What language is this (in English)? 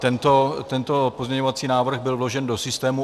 Czech